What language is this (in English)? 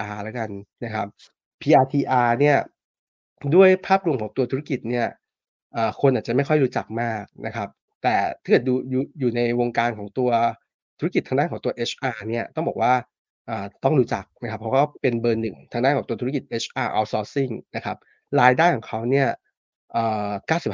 Thai